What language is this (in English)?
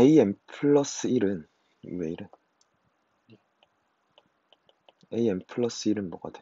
Korean